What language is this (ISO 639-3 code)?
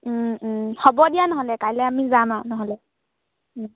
asm